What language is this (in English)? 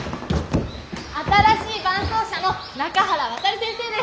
Japanese